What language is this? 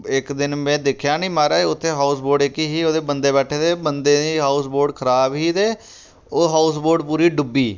Dogri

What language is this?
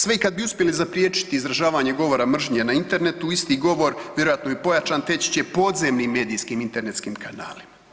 Croatian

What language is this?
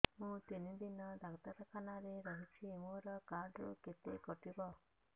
Odia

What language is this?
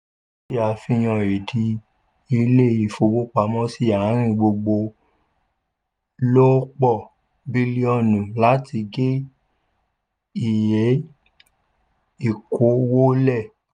Yoruba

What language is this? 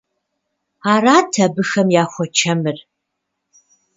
Kabardian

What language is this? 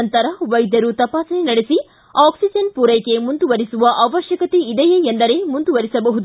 Kannada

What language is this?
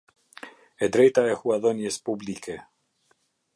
Albanian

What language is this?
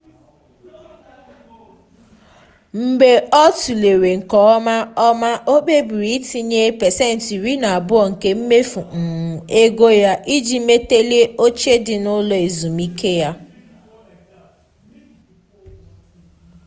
Igbo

